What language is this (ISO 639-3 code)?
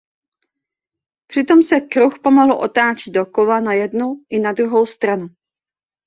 ces